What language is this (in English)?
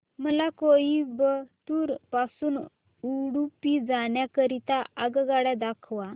Marathi